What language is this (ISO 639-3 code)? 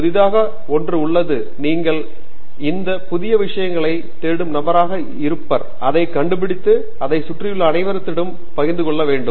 tam